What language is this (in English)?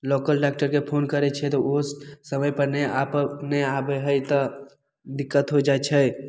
Maithili